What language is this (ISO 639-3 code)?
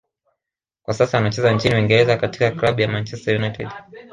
swa